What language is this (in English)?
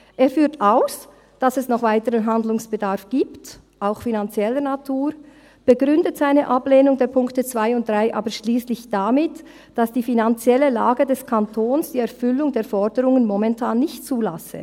Swiss German